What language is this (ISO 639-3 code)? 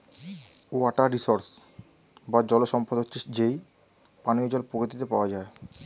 ben